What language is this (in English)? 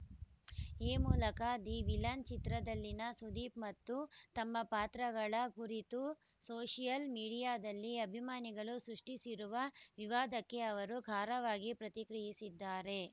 Kannada